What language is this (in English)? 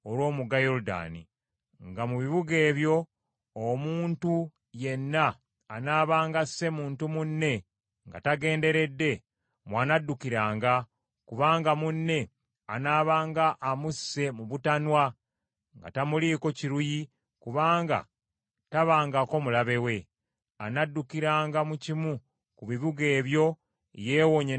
Ganda